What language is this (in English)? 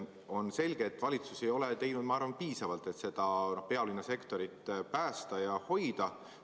Estonian